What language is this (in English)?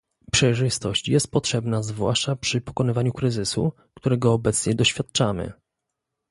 Polish